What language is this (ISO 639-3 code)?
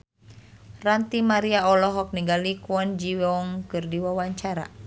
sun